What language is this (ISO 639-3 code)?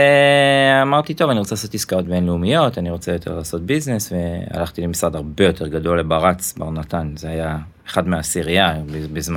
heb